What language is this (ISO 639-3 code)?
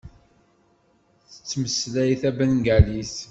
kab